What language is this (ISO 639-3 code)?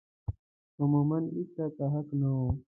pus